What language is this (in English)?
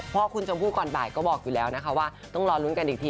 Thai